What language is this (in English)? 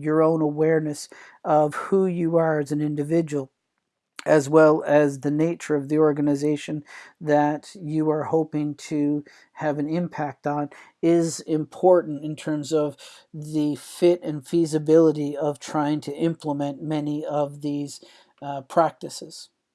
English